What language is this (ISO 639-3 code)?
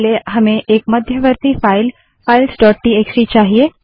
hin